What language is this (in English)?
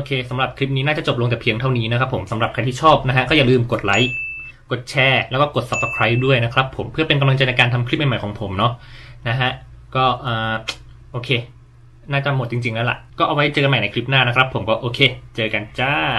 Thai